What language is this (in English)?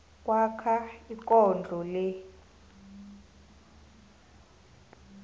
South Ndebele